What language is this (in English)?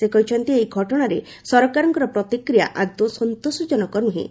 Odia